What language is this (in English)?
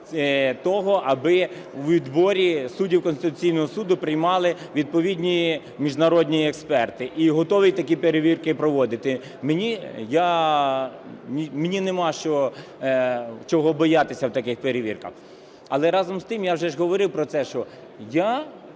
Ukrainian